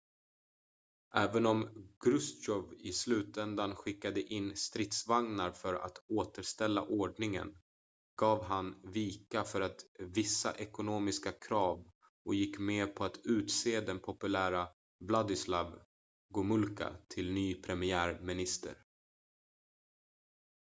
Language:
Swedish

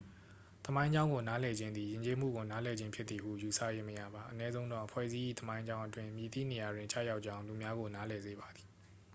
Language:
Burmese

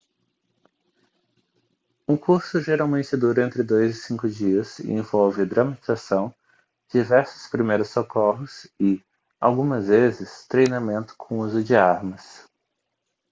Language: Portuguese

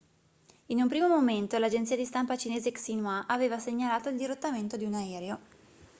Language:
Italian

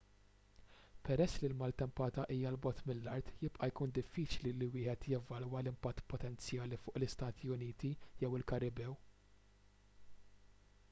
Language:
Maltese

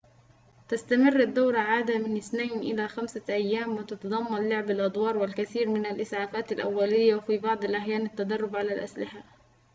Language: Arabic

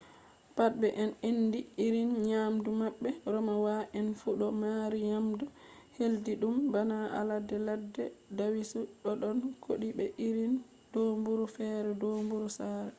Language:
Fula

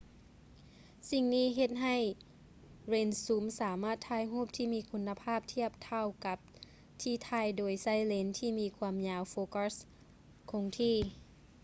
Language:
Lao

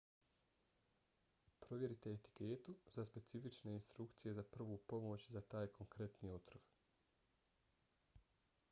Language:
Bosnian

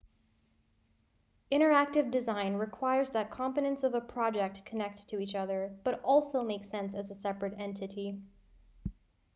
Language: English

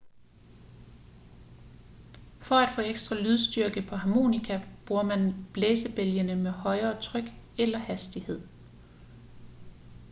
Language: Danish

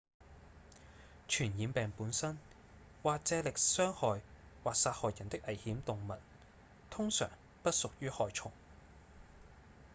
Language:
Cantonese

